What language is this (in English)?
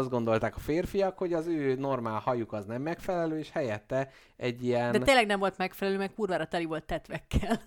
Hungarian